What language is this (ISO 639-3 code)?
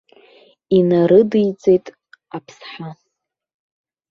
abk